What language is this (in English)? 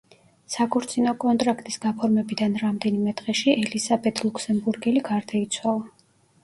Georgian